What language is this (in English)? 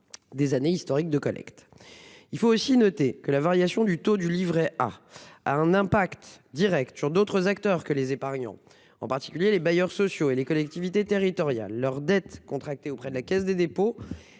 French